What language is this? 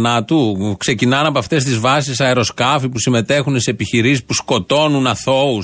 Greek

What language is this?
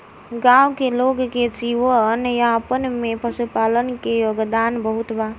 Bhojpuri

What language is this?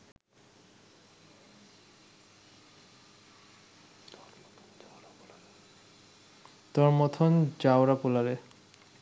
Bangla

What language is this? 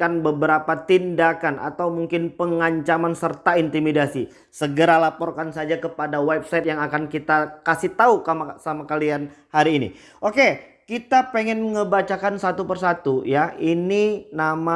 Indonesian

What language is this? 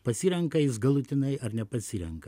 Lithuanian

